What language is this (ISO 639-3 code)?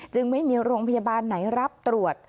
tha